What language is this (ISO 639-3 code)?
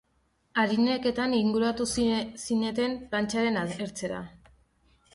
eus